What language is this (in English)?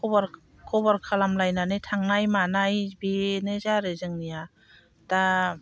Bodo